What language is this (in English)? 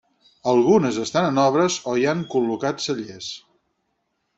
Catalan